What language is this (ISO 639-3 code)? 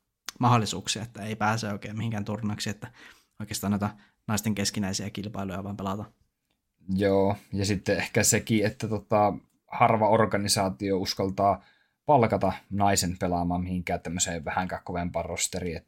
fin